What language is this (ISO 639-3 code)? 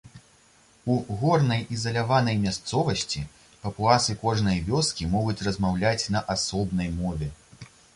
bel